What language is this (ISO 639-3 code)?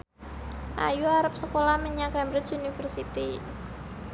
jav